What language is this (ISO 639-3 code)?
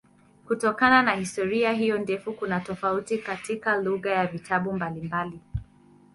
swa